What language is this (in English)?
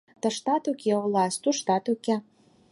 Mari